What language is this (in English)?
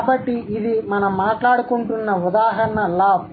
Telugu